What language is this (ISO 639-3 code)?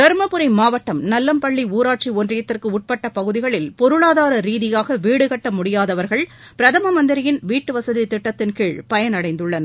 tam